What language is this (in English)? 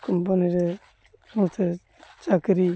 Odia